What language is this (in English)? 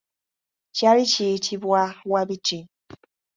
Ganda